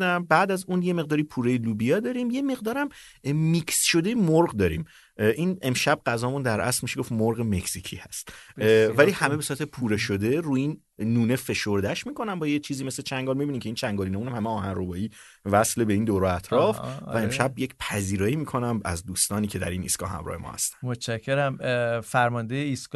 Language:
Persian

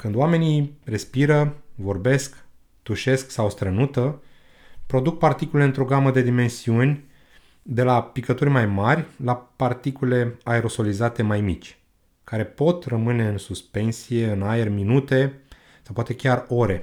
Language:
Romanian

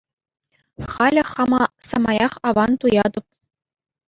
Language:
Chuvash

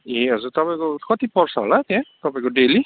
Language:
Nepali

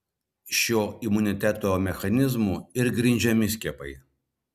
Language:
Lithuanian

